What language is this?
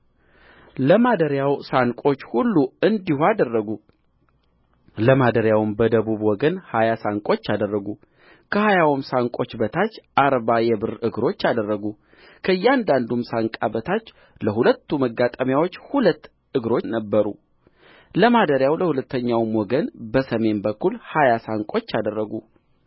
Amharic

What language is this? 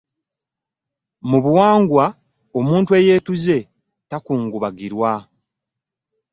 Ganda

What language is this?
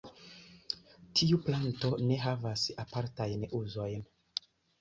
Esperanto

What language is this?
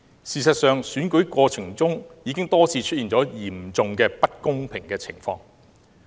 Cantonese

